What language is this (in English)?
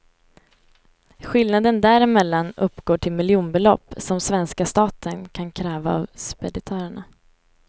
Swedish